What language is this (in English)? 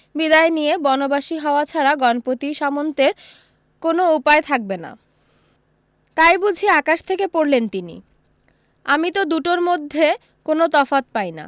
Bangla